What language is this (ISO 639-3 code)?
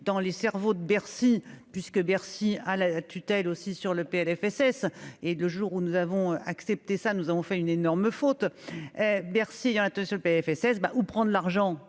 fra